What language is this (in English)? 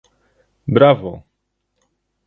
Polish